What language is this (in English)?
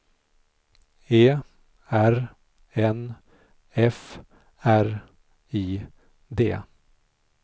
Swedish